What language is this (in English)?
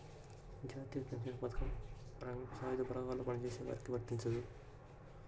Telugu